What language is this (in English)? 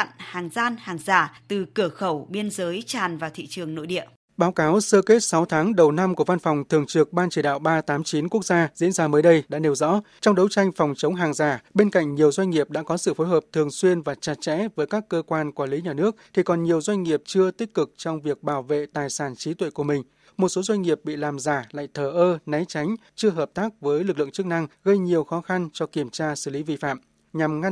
Vietnamese